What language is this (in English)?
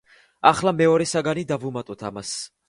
Georgian